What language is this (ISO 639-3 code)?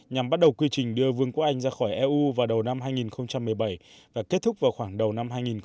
vie